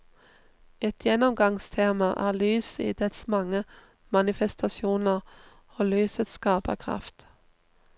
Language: Norwegian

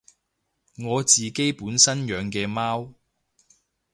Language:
Cantonese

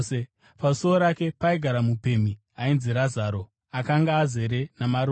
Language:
Shona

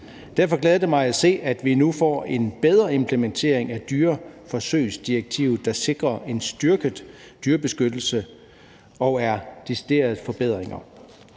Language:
Danish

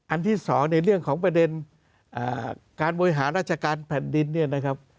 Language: Thai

